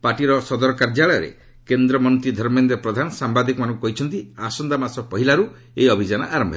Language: Odia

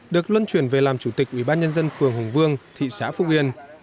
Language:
Vietnamese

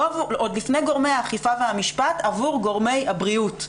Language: Hebrew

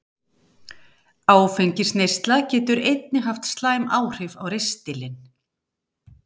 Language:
Icelandic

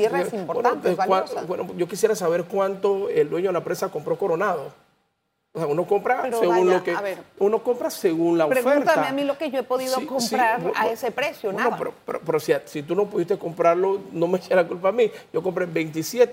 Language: Spanish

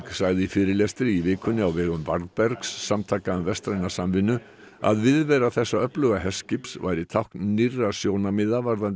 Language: Icelandic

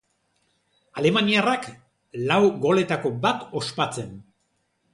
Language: Basque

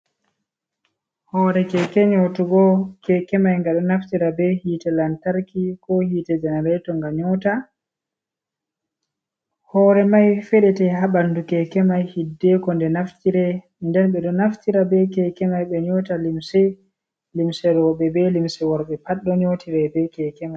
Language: Fula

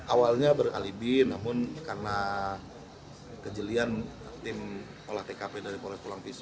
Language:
Indonesian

